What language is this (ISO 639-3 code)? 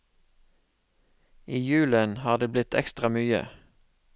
nor